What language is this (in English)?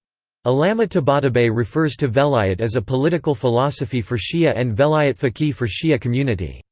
English